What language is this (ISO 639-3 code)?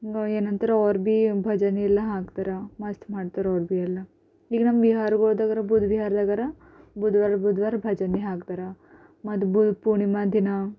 kan